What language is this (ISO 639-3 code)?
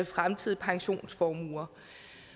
dan